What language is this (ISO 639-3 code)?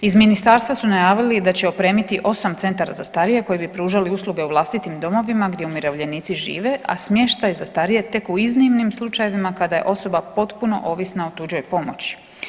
hrv